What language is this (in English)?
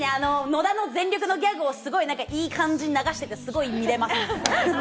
Japanese